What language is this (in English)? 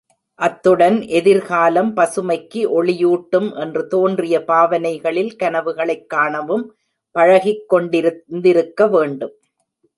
Tamil